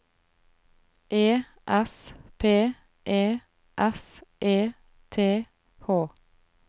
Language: Norwegian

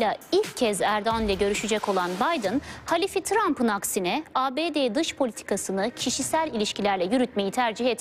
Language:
Turkish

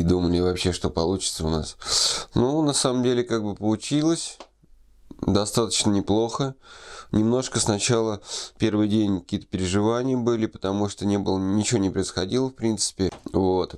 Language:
Russian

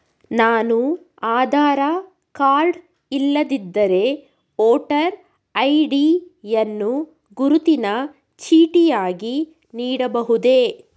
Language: Kannada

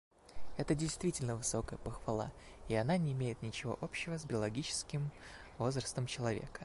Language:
Russian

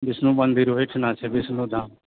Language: Maithili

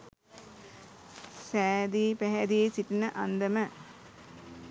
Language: Sinhala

